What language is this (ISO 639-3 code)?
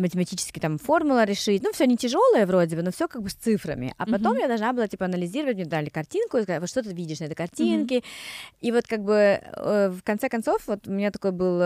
rus